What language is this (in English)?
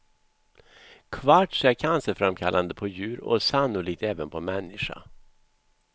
Swedish